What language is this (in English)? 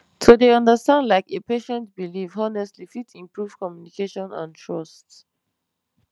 Nigerian Pidgin